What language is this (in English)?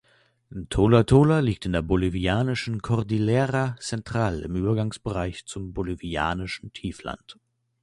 German